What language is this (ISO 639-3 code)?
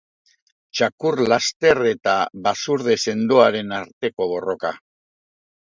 eus